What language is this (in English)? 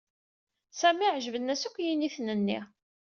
Kabyle